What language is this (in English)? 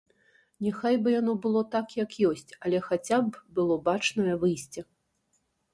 Belarusian